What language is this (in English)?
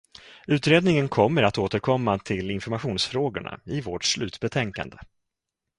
Swedish